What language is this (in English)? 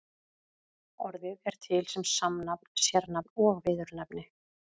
Icelandic